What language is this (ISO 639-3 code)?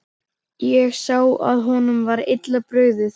isl